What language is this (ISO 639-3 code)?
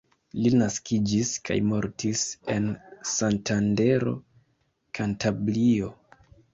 epo